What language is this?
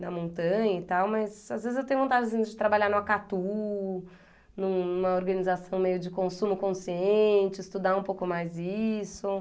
Portuguese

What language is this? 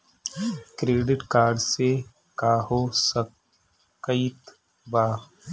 Bhojpuri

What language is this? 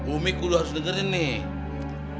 Indonesian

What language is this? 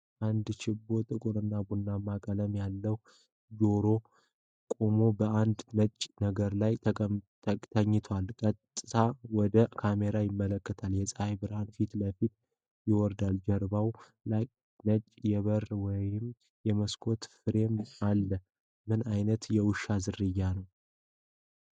Amharic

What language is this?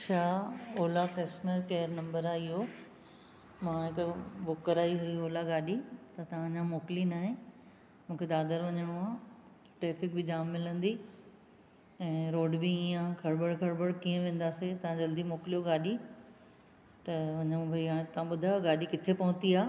Sindhi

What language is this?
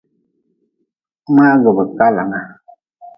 Nawdm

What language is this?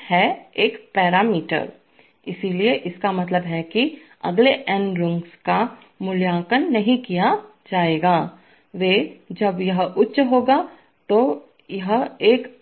Hindi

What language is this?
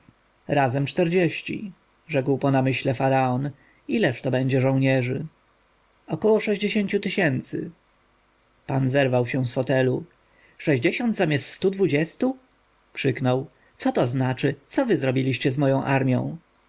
Polish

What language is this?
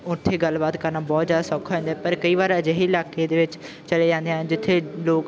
Punjabi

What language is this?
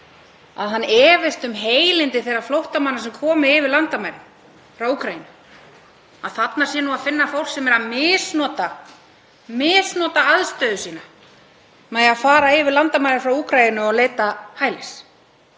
Icelandic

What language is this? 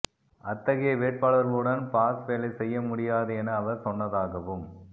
Tamil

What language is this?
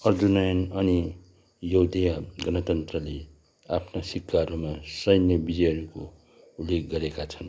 Nepali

